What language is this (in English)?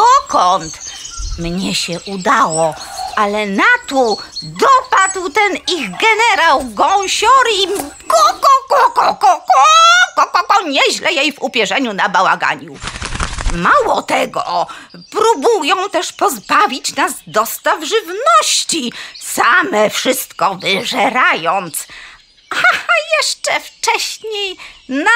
Polish